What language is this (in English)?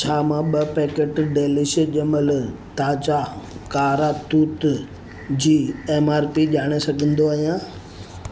Sindhi